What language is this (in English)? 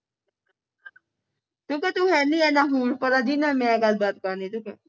Punjabi